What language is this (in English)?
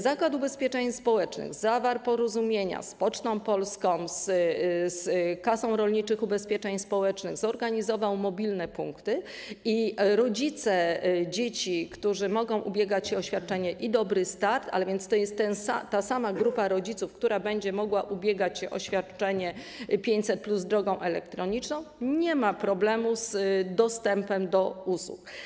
Polish